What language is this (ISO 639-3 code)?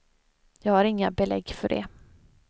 swe